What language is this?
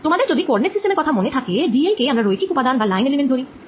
Bangla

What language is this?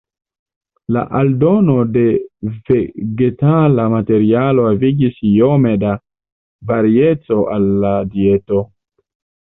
Esperanto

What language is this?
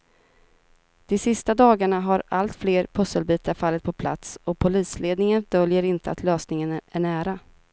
Swedish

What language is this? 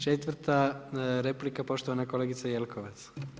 Croatian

